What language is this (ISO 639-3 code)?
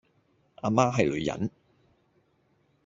yue